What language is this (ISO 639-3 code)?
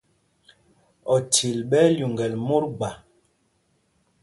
mgg